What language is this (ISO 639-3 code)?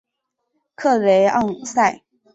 zho